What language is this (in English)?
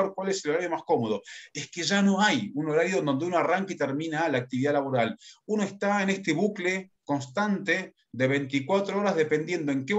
Spanish